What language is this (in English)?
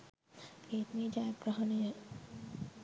Sinhala